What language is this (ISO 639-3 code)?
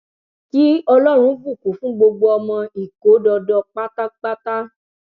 yor